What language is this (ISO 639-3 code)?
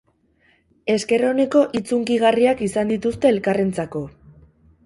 eus